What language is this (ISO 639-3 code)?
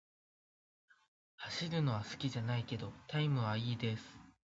jpn